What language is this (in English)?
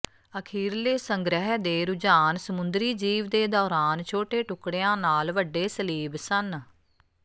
Punjabi